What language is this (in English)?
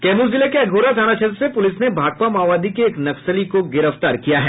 Hindi